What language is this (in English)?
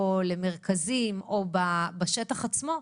Hebrew